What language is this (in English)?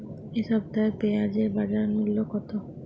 Bangla